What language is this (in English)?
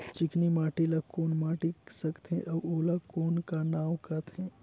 Chhattisgarhi